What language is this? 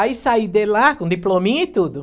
Portuguese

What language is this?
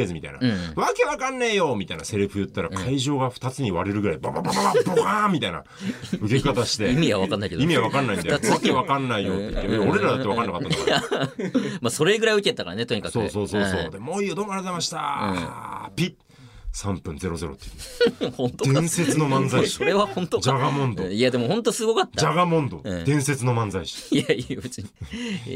Japanese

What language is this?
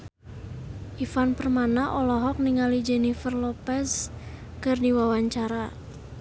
Sundanese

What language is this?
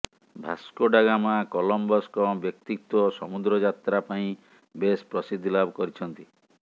Odia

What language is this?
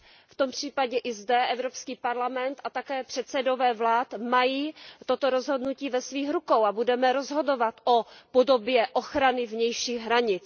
Czech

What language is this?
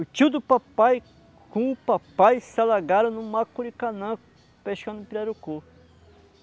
Portuguese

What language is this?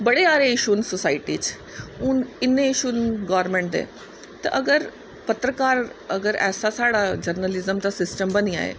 Dogri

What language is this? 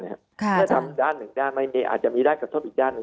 Thai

